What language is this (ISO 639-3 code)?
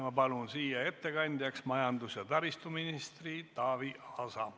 est